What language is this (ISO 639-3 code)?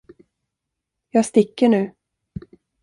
swe